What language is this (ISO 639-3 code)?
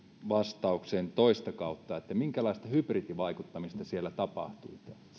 fin